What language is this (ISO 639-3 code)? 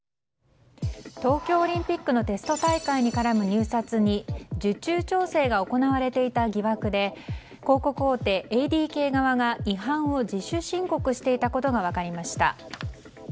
jpn